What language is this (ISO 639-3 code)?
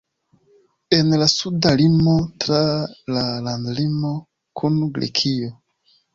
epo